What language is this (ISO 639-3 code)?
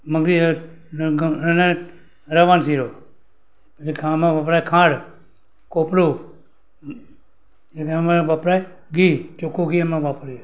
guj